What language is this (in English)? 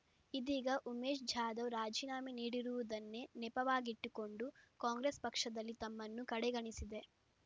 Kannada